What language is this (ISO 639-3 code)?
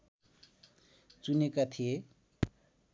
nep